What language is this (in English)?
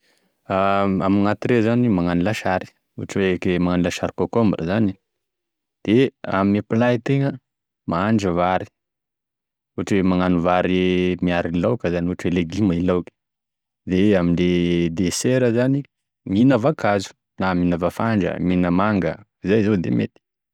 Tesaka Malagasy